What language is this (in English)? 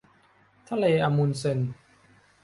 Thai